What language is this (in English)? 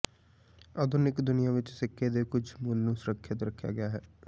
Punjabi